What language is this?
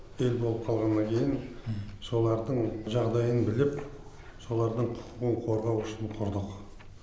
Kazakh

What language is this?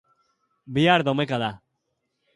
Basque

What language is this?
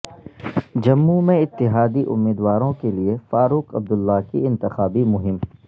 Urdu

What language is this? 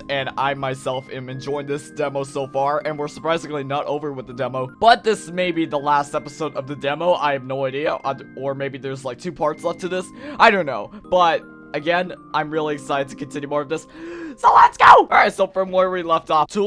English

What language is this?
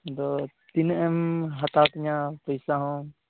Santali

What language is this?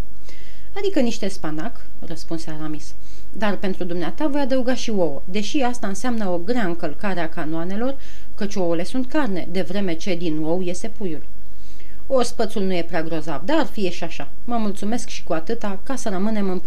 Romanian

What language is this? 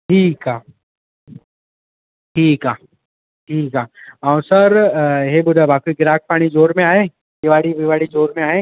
Sindhi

